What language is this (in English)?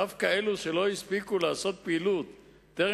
Hebrew